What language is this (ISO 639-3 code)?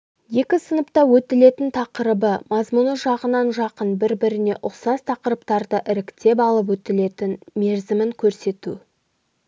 kaz